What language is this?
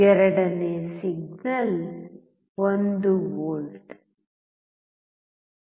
Kannada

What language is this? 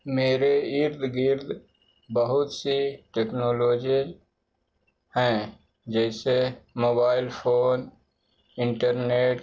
Urdu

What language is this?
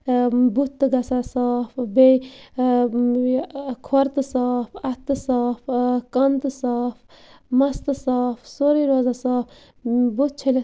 Kashmiri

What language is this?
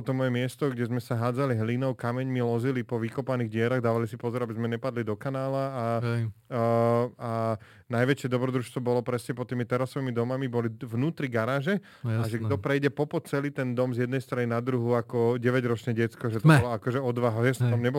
Slovak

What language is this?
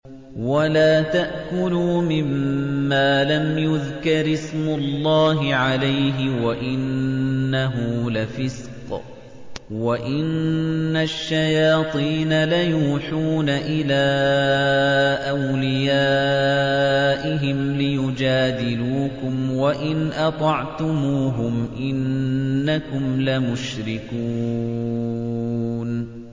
Arabic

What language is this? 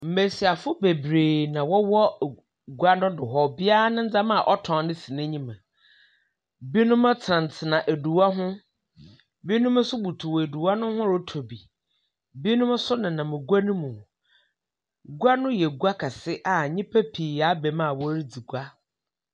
Akan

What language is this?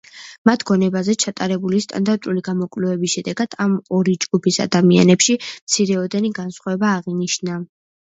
Georgian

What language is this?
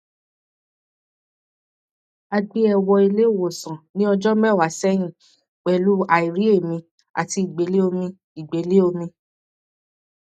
Yoruba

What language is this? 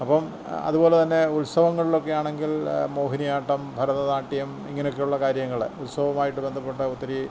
Malayalam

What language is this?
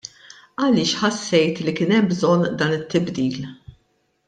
Maltese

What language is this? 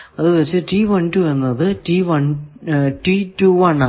Malayalam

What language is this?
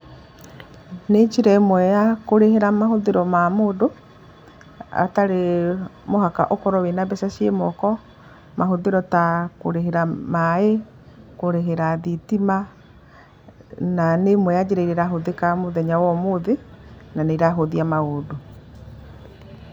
Kikuyu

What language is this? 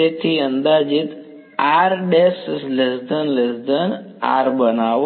Gujarati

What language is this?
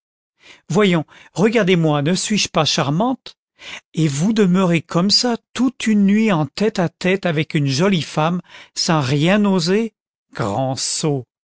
French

